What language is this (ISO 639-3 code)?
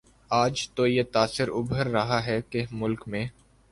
urd